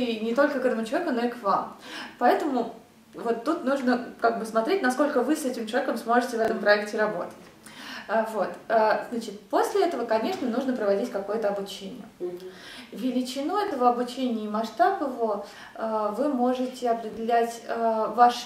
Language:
Russian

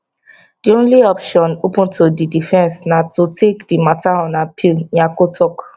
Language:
Nigerian Pidgin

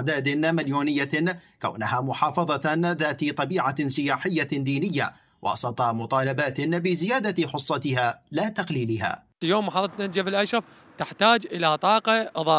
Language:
Arabic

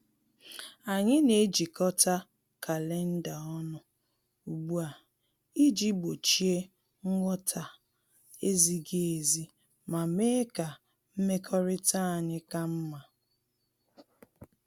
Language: Igbo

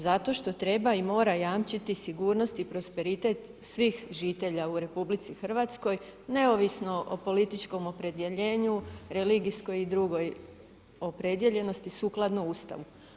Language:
Croatian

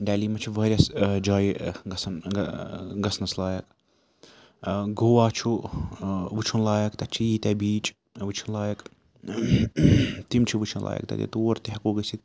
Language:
Kashmiri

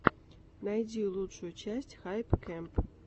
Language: Russian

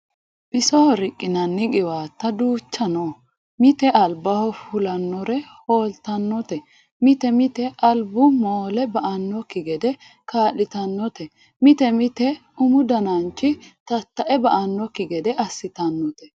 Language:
Sidamo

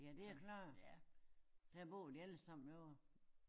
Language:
Danish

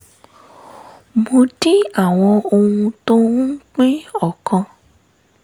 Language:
Yoruba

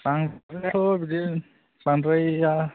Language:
Bodo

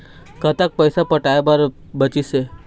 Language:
Chhattisgarhi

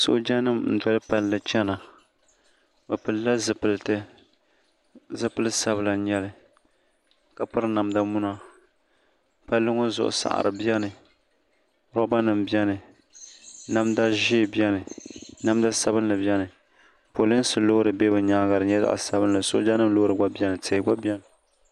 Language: Dagbani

